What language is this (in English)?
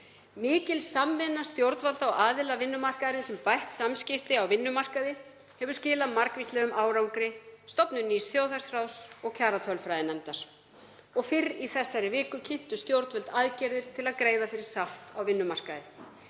Icelandic